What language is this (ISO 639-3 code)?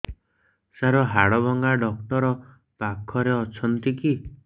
ori